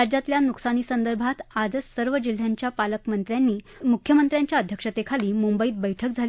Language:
Marathi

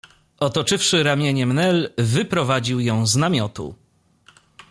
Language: Polish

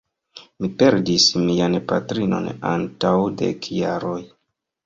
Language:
Esperanto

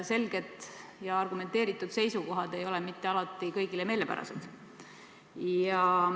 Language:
Estonian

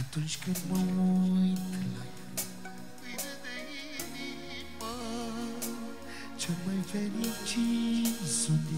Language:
Romanian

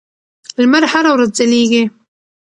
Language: Pashto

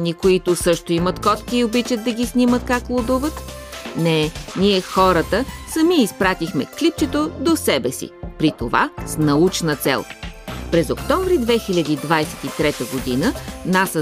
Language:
Bulgarian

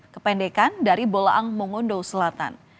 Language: Indonesian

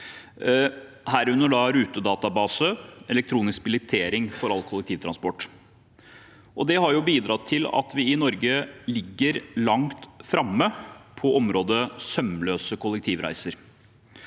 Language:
Norwegian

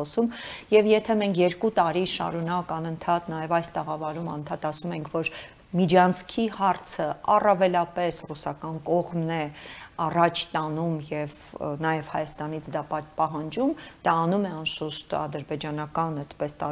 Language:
Romanian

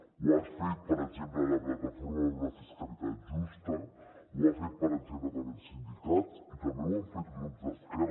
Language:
Catalan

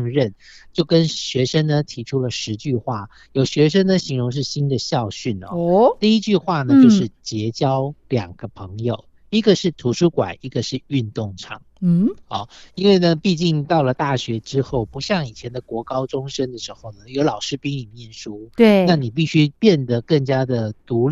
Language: Chinese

